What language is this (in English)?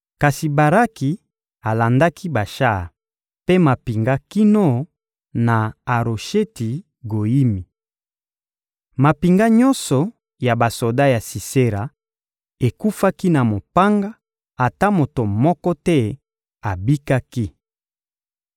Lingala